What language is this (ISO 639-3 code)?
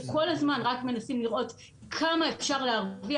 heb